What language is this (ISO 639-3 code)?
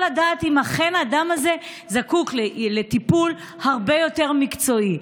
heb